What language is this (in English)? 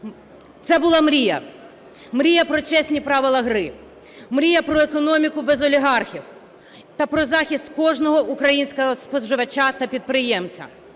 Ukrainian